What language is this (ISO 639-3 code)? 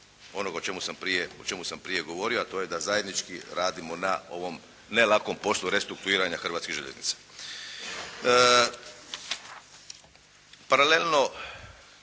hrv